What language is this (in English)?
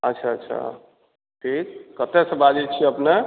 Maithili